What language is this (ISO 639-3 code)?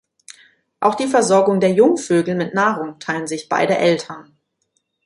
deu